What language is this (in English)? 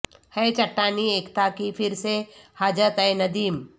Urdu